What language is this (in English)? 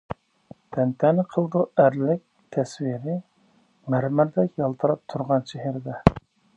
Uyghur